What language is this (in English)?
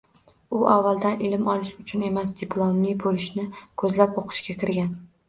Uzbek